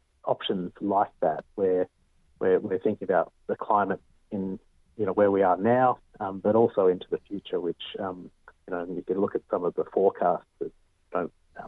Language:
Greek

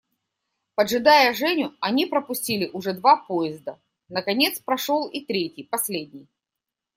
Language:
Russian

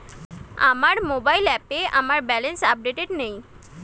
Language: Bangla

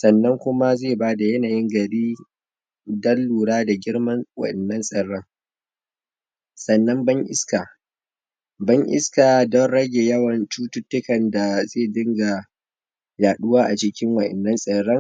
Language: Hausa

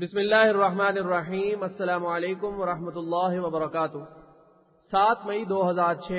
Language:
Urdu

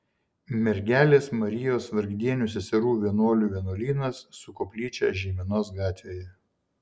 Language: Lithuanian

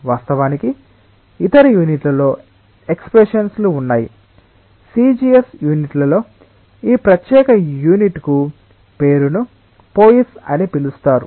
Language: Telugu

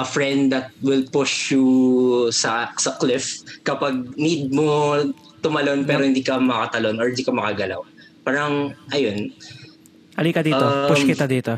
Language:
Filipino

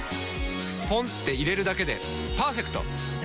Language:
Japanese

